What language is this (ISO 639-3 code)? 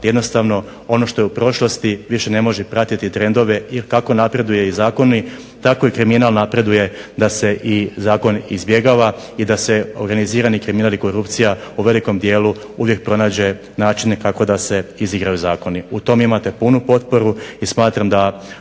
hrv